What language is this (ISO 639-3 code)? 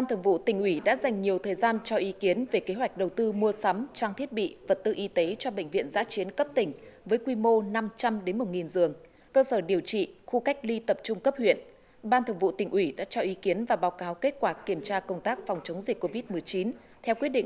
vie